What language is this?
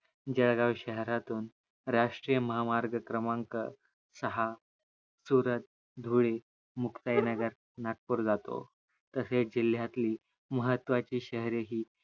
Marathi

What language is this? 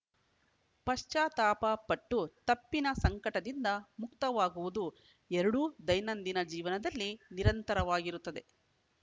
Kannada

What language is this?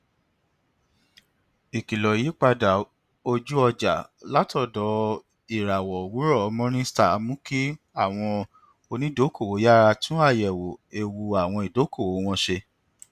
Yoruba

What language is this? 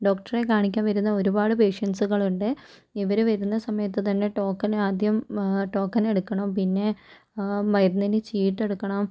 Malayalam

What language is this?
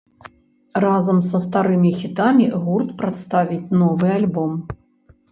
Belarusian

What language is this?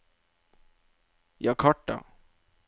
Norwegian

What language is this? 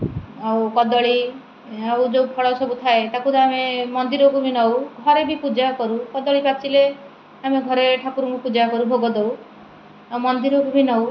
Odia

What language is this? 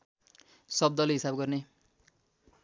Nepali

